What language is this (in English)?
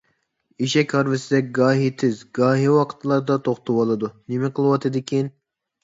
Uyghur